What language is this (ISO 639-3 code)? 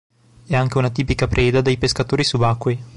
ita